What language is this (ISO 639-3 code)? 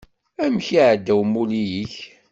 kab